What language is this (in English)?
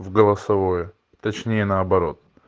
Russian